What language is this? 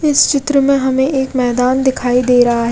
Hindi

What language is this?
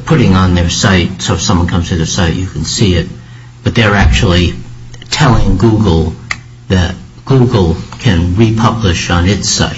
English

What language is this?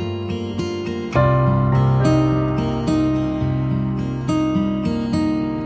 Chinese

